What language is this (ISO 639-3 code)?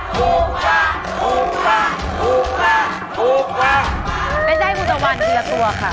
tha